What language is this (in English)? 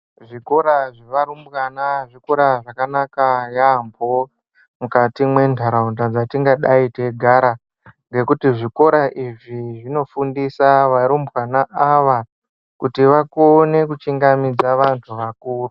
Ndau